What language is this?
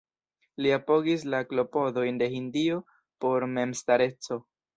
Esperanto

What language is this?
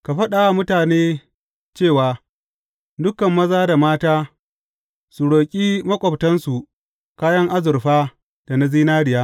Hausa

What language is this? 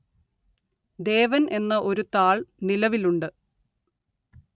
Malayalam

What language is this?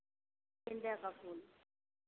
Hindi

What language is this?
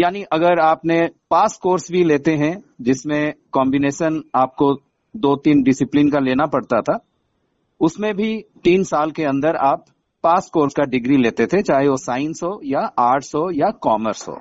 Hindi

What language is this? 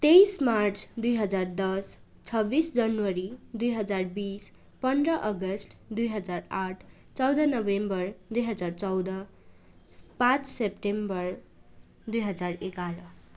Nepali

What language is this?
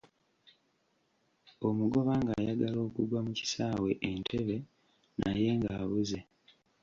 Ganda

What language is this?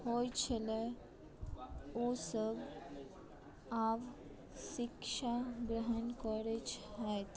Maithili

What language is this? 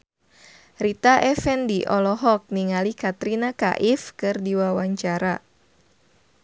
Sundanese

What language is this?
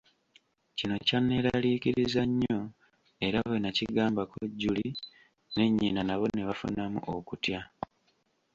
Ganda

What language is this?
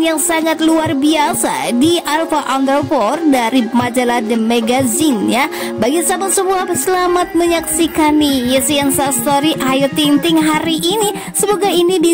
Indonesian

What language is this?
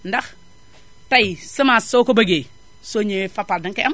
Wolof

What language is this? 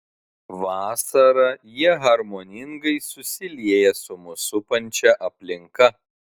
Lithuanian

